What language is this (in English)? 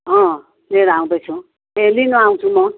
Nepali